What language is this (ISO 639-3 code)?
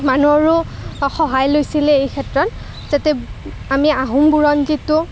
asm